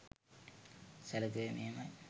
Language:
Sinhala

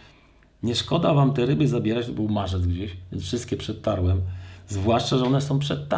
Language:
Polish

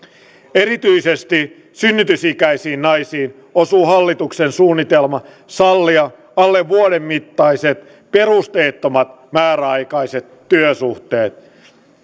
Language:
Finnish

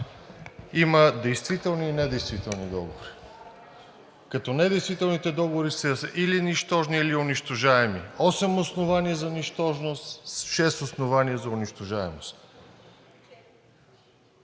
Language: Bulgarian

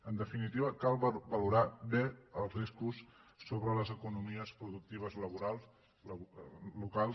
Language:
Catalan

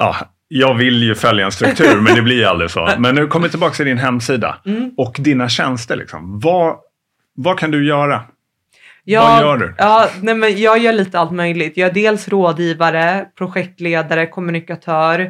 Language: Swedish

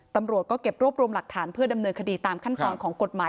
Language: Thai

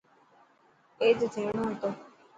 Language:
Dhatki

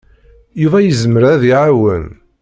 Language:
Kabyle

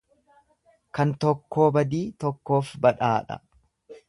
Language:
Oromo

